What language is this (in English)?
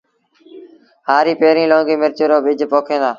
Sindhi Bhil